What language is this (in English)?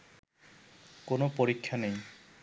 Bangla